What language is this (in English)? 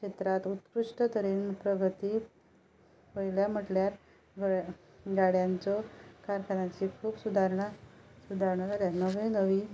Konkani